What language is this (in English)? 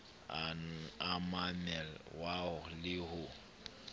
Southern Sotho